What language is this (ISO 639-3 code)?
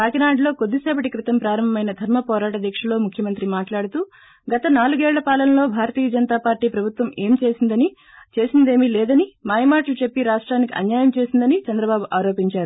tel